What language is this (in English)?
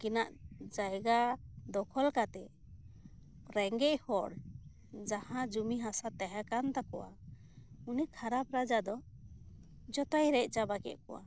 Santali